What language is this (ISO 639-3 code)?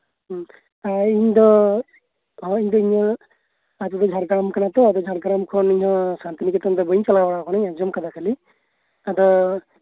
sat